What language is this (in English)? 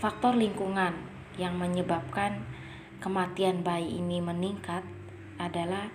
Indonesian